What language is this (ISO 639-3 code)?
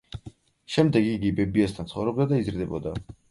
kat